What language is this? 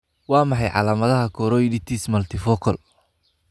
Somali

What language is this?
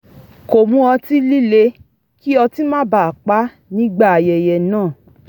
Yoruba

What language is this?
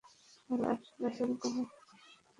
Bangla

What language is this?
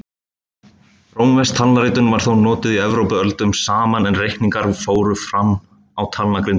Icelandic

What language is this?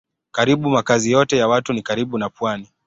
Swahili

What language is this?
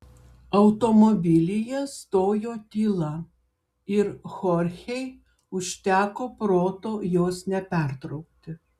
Lithuanian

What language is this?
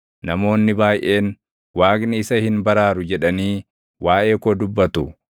Oromo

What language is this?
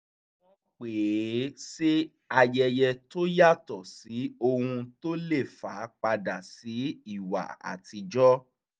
Yoruba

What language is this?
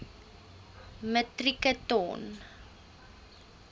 Afrikaans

